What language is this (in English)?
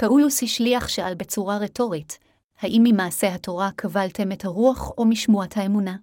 Hebrew